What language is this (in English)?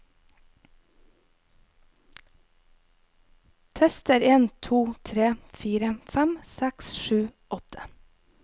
Norwegian